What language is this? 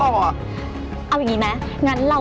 Thai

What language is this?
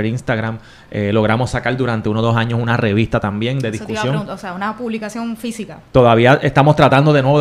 Spanish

